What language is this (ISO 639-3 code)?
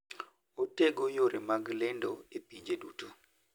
luo